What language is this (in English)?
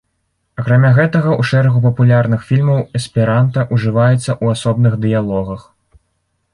Belarusian